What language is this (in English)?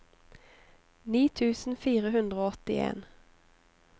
Norwegian